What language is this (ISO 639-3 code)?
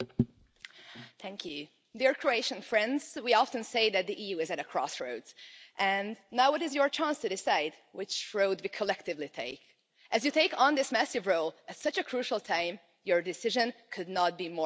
eng